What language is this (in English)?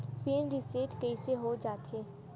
Chhattisgarhi